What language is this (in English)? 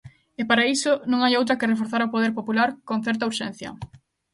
Galician